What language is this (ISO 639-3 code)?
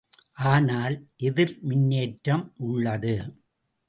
tam